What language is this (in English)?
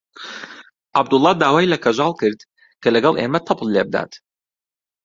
Central Kurdish